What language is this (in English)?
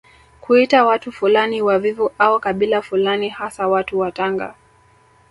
Swahili